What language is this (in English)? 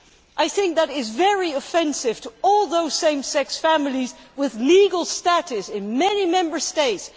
English